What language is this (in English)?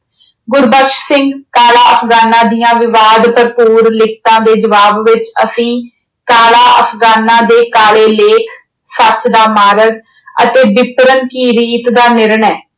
Punjabi